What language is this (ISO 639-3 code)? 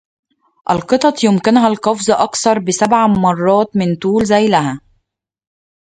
ara